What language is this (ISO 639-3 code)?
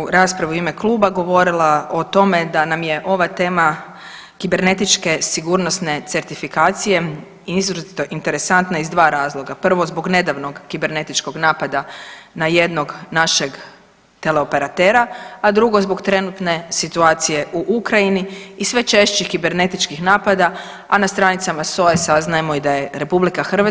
hrv